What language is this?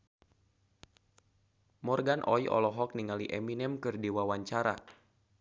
Sundanese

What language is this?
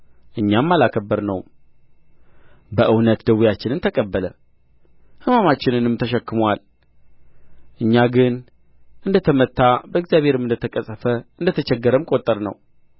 Amharic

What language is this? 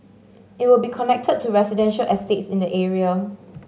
English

